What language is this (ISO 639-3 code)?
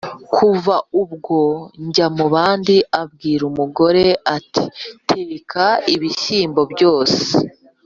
kin